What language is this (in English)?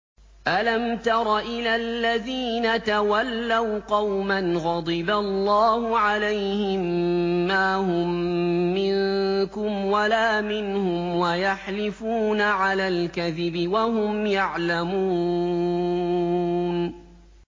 Arabic